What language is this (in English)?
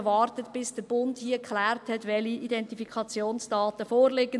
Swiss German